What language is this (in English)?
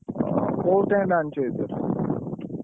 Odia